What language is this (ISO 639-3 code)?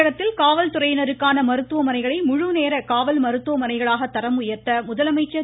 tam